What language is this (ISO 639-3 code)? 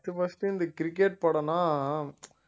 tam